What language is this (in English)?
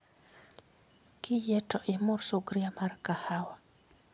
Luo (Kenya and Tanzania)